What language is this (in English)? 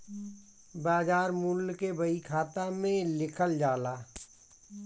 Bhojpuri